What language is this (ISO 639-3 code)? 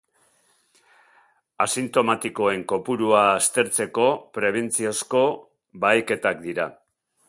eus